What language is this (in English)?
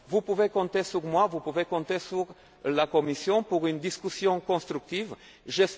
French